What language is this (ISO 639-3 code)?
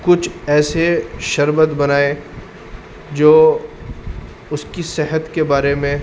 urd